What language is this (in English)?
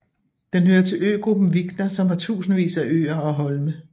Danish